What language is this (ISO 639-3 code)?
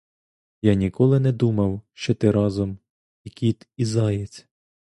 ukr